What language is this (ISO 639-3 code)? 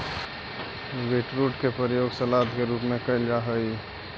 mag